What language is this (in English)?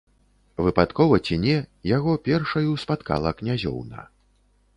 Belarusian